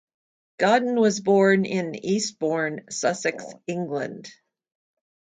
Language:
English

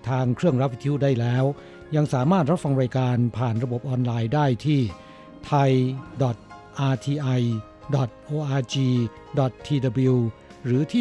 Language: Thai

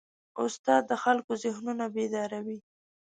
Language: Pashto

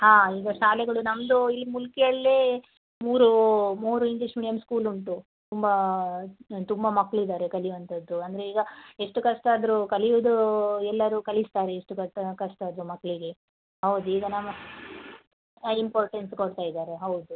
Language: Kannada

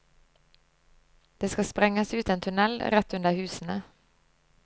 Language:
Norwegian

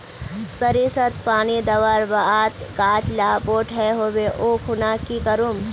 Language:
Magahi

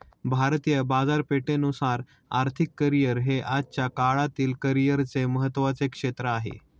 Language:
Marathi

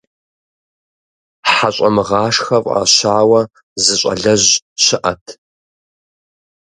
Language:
Kabardian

